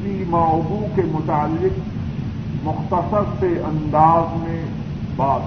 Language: Urdu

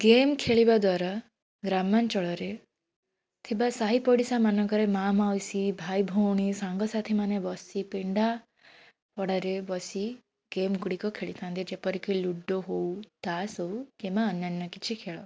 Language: Odia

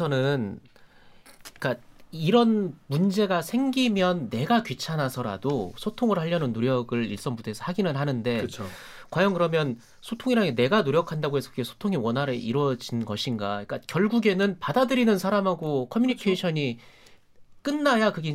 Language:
Korean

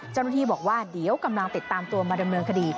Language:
Thai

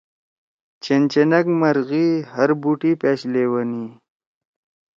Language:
Torwali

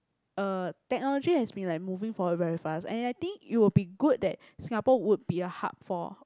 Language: English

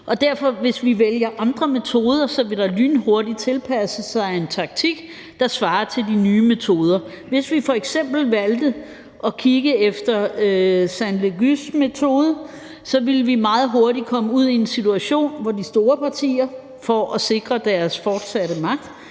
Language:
Danish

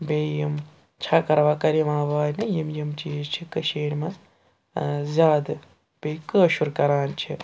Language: Kashmiri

